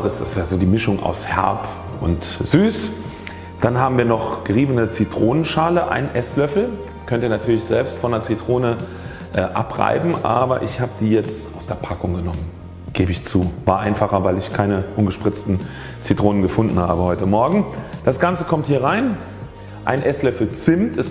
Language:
German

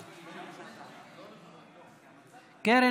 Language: Hebrew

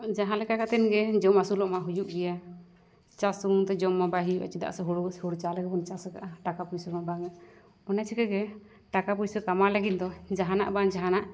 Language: Santali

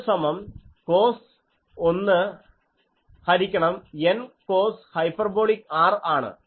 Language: Malayalam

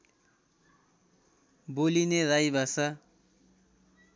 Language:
Nepali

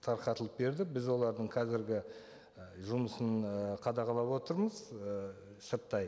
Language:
Kazakh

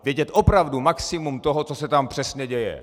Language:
Czech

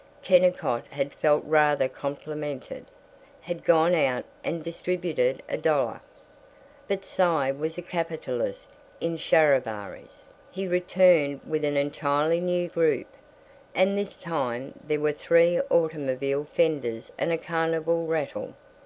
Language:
English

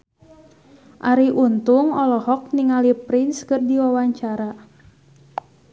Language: Sundanese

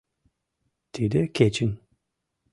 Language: Mari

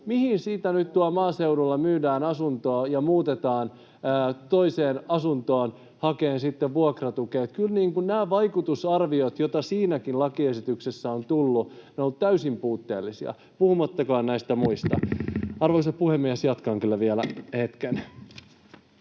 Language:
Finnish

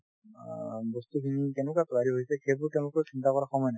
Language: Assamese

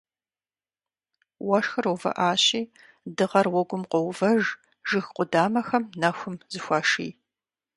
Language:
Kabardian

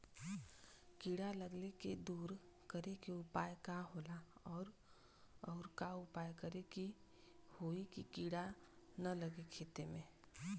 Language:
Bhojpuri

